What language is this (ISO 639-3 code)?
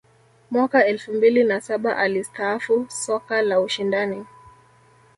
swa